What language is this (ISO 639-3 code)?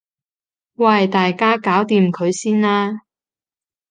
yue